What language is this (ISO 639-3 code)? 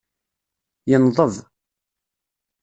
kab